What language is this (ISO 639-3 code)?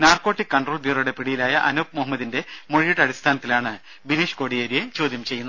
mal